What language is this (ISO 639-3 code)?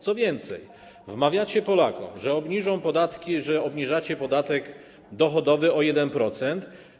pol